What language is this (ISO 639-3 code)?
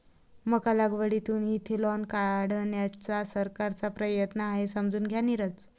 mar